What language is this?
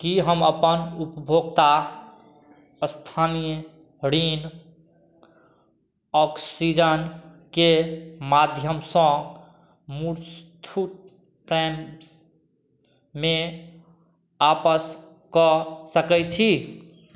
Maithili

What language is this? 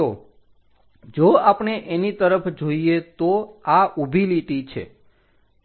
Gujarati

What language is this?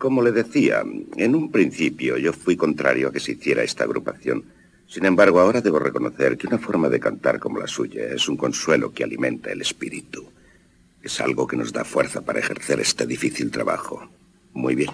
Spanish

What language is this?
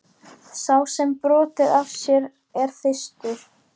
Icelandic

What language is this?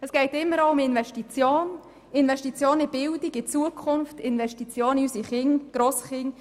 Swiss German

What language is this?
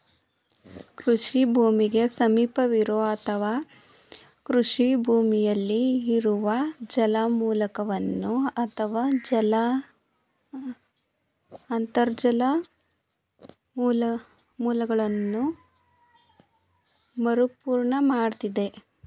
Kannada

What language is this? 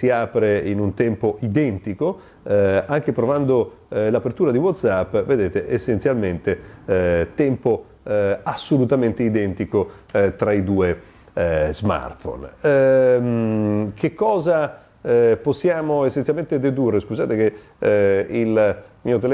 Italian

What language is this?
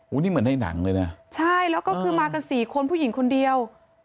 Thai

